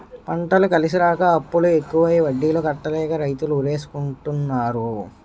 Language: Telugu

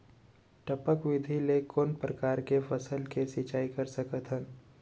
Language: Chhattisgarhi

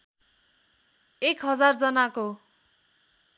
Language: Nepali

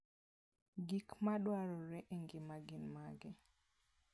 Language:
Luo (Kenya and Tanzania)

